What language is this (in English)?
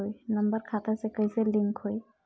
Bhojpuri